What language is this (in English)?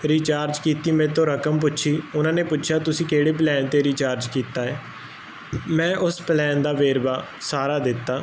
Punjabi